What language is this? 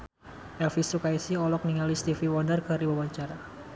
Sundanese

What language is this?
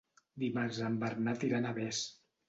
Catalan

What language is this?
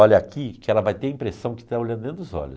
Portuguese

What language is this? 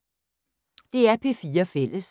Danish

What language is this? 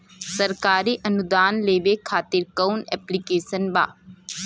Bhojpuri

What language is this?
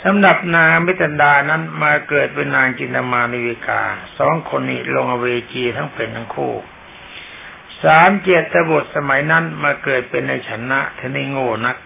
Thai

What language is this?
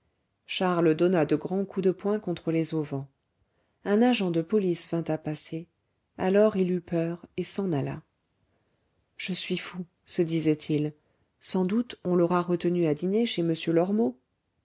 French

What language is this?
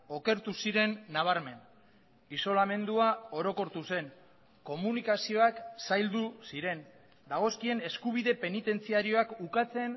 Basque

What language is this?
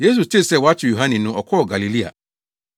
Akan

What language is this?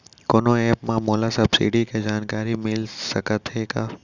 Chhattisgarhi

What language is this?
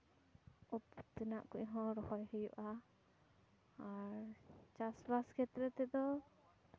Santali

